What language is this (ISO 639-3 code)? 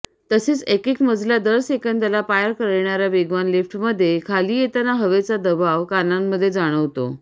mar